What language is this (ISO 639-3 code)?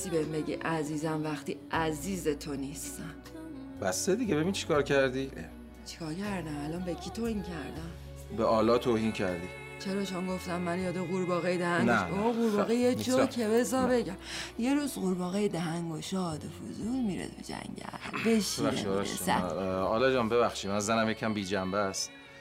fas